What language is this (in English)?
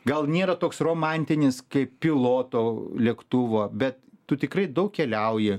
Lithuanian